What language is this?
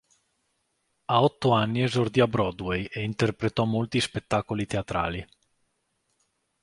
Italian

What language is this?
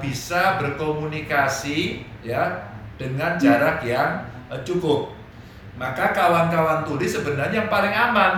Indonesian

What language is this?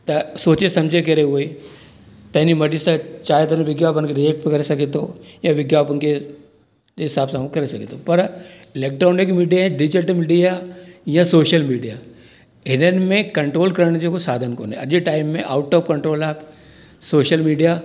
Sindhi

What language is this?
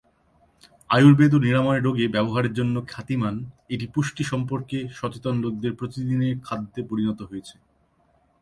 Bangla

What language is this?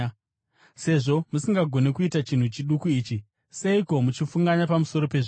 Shona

